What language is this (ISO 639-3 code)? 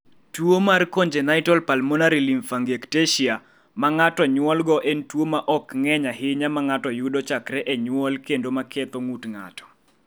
luo